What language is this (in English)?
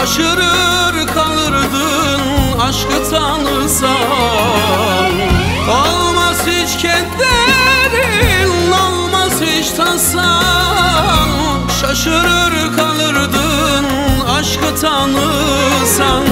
Turkish